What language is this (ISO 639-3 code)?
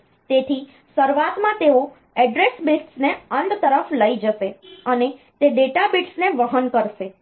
guj